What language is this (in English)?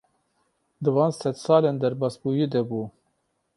Kurdish